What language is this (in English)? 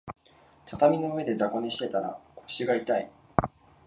Japanese